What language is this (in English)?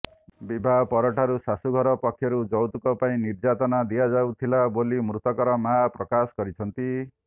Odia